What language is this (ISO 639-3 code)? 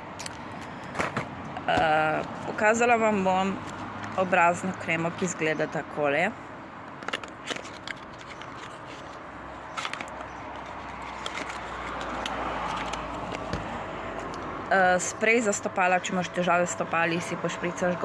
slv